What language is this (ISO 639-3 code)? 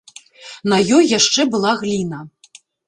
bel